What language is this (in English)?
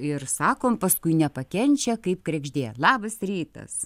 Lithuanian